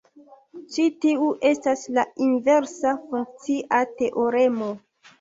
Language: Esperanto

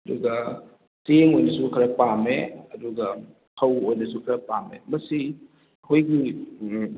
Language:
Manipuri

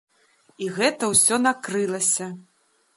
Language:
Belarusian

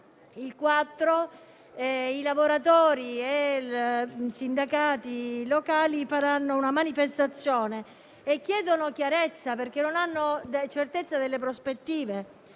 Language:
Italian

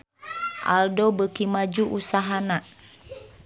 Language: Sundanese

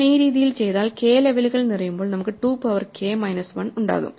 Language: Malayalam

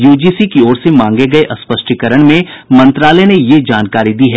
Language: Hindi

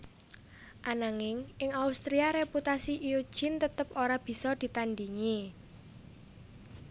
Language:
Javanese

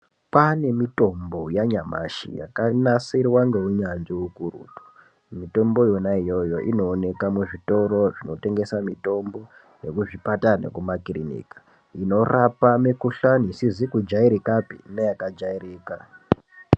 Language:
Ndau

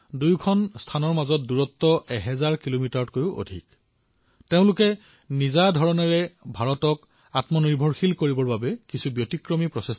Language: Assamese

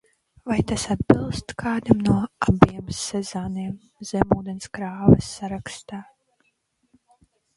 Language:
Latvian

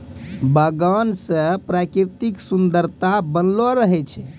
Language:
Maithili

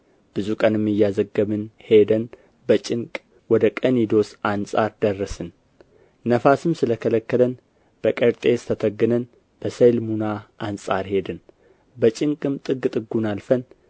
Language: Amharic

